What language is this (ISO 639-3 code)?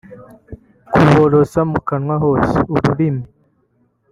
kin